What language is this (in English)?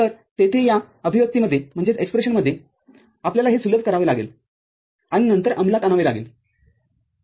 Marathi